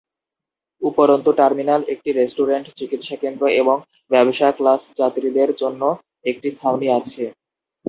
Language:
Bangla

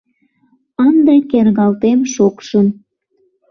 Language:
Mari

